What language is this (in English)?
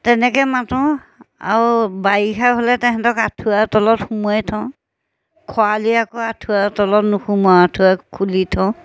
Assamese